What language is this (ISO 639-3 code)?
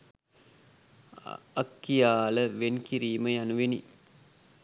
sin